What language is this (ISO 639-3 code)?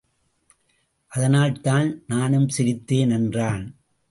tam